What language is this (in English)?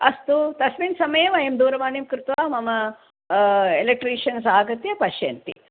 Sanskrit